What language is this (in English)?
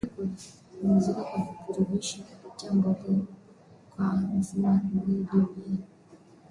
Swahili